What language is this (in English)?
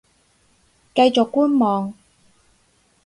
Cantonese